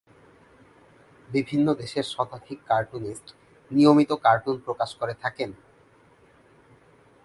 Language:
Bangla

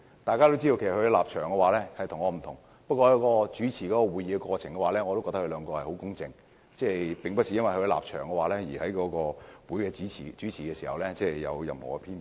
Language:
Cantonese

